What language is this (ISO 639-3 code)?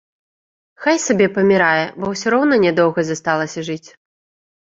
bel